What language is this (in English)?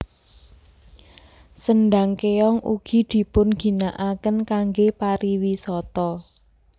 Javanese